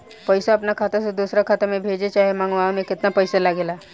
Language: Bhojpuri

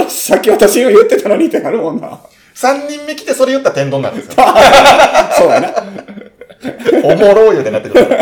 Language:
Japanese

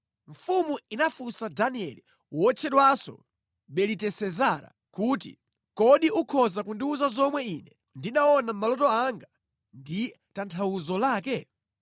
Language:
Nyanja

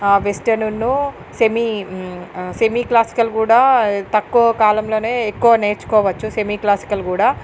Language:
Telugu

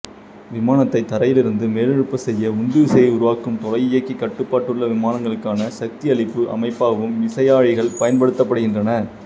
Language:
Tamil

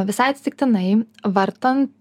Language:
Lithuanian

